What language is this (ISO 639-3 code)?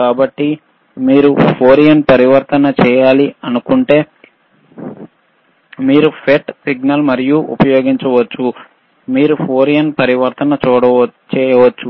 tel